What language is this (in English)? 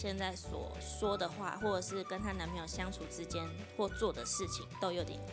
Chinese